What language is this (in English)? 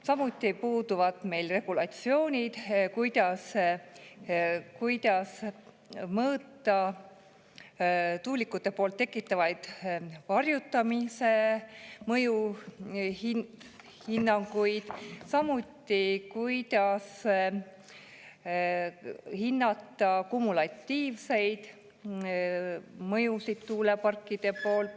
Estonian